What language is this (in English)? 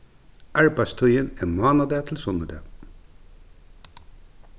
Faroese